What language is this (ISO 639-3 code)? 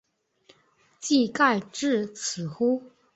zho